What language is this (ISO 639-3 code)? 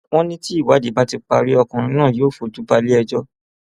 yor